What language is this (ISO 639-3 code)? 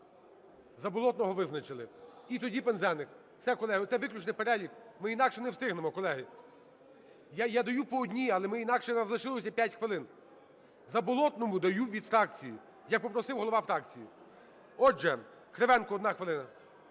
ukr